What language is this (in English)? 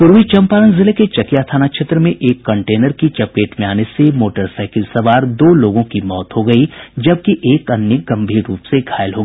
Hindi